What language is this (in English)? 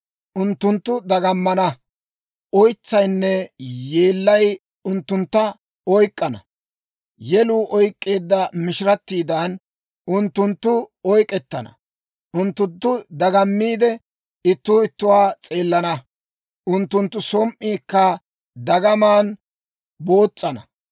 Dawro